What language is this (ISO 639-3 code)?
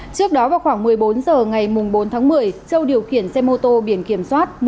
vie